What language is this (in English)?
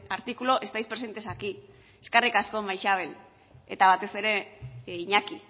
Basque